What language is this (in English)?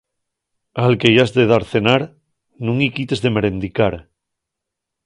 Asturian